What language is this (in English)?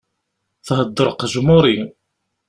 Kabyle